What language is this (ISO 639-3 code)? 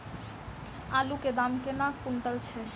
mai